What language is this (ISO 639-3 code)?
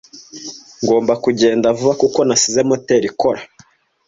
kin